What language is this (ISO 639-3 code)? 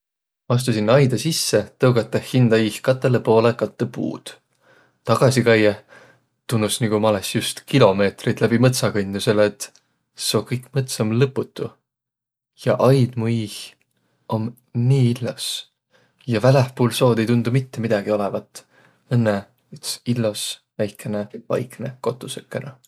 vro